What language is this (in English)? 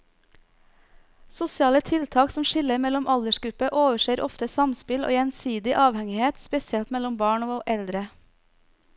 Norwegian